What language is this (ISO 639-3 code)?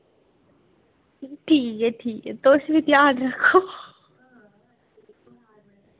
doi